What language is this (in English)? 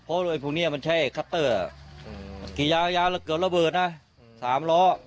Thai